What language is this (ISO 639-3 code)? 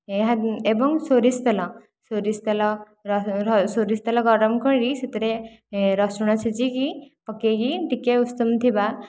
ori